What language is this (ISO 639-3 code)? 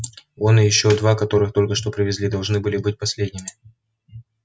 rus